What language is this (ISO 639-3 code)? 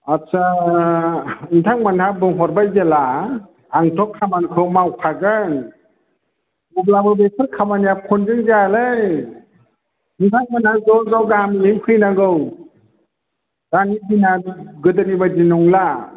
brx